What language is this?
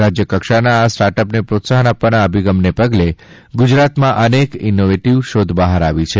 Gujarati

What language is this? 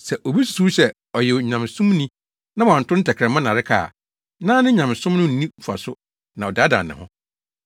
Akan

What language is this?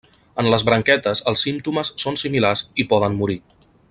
Catalan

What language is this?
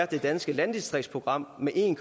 Danish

